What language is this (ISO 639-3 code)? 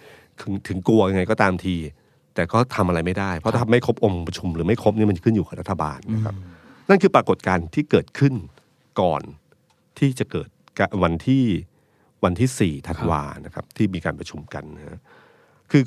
tha